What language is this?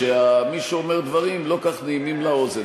Hebrew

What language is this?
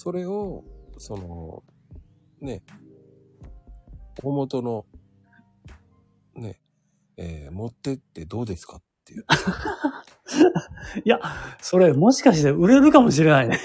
Japanese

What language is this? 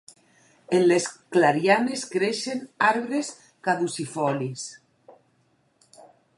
Catalan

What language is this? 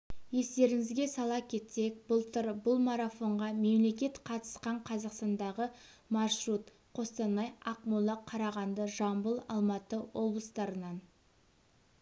Kazakh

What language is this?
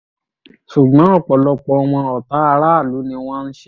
Yoruba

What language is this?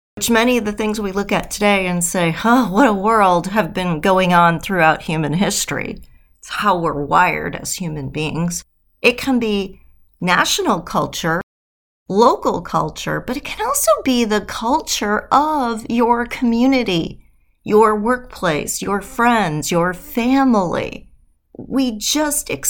English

